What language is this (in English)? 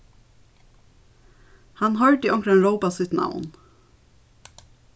Faroese